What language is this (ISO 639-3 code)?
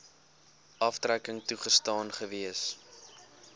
afr